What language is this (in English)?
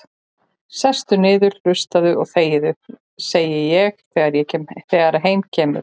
Icelandic